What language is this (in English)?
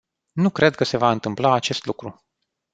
Romanian